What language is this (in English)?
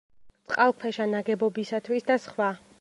Georgian